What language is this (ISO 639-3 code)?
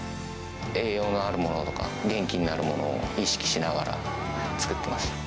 jpn